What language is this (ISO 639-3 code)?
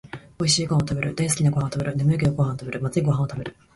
jpn